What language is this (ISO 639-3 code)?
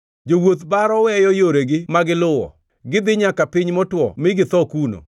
luo